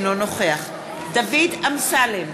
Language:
Hebrew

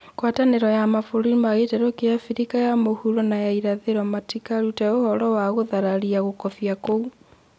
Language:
Kikuyu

